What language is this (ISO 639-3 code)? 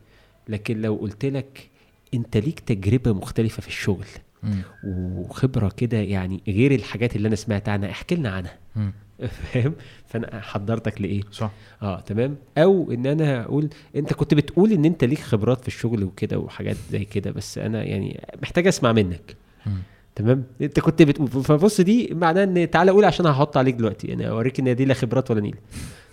ara